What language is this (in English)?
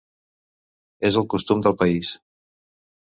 Catalan